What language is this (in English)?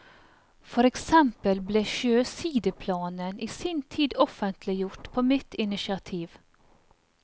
Norwegian